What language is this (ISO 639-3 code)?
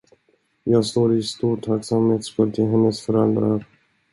swe